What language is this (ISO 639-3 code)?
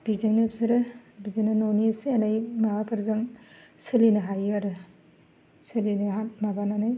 brx